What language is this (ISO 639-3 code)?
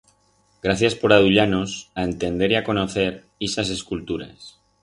arg